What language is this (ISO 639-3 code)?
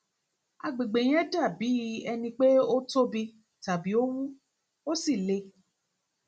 yor